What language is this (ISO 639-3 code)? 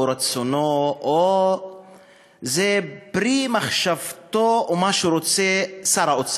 heb